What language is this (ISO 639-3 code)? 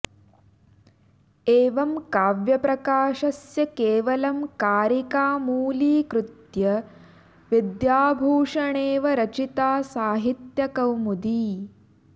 san